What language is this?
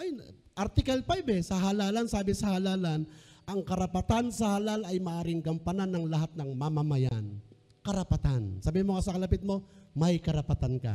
Filipino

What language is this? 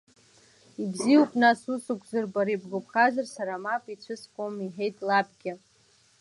Abkhazian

